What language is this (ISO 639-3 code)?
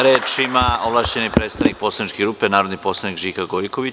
srp